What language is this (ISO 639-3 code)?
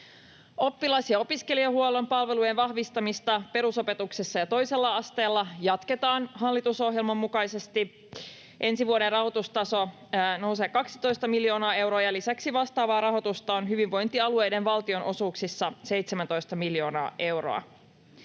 fin